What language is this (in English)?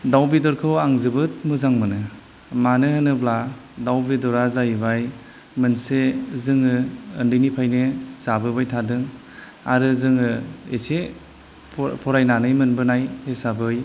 Bodo